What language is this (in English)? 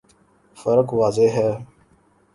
Urdu